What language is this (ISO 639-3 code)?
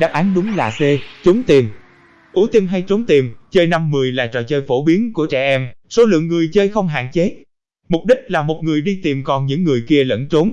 vie